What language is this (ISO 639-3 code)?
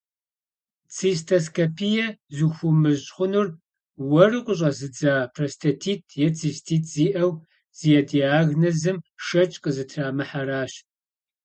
kbd